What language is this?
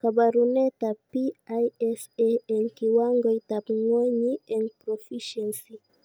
Kalenjin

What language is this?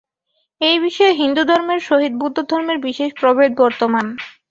Bangla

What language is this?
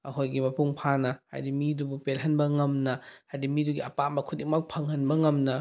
Manipuri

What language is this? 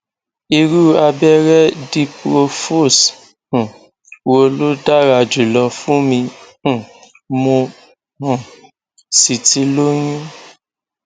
Yoruba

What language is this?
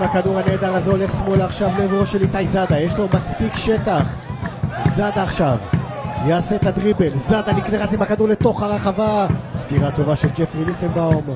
Hebrew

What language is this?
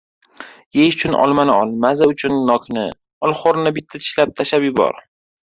Uzbek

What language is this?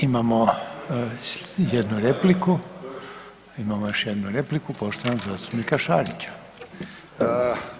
Croatian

